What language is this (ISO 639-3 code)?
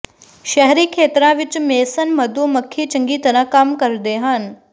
pan